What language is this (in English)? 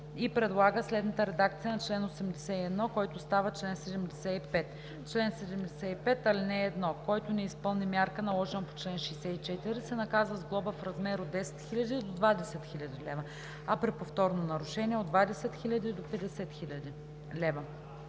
Bulgarian